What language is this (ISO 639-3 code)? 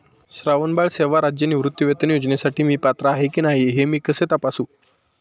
mar